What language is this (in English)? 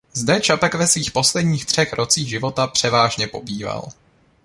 Czech